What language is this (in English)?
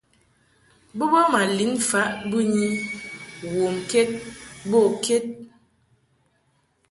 Mungaka